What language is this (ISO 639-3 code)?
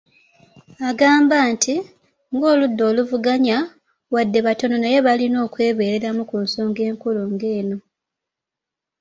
lug